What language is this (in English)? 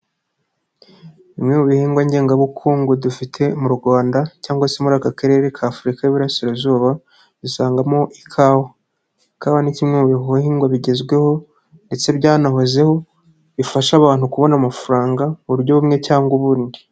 Kinyarwanda